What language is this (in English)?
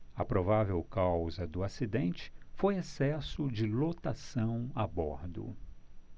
Portuguese